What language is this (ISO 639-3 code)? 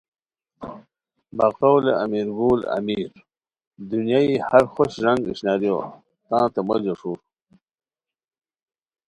khw